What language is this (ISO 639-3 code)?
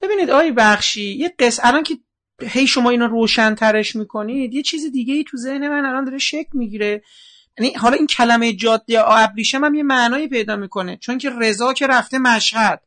fas